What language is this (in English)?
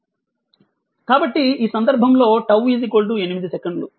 Telugu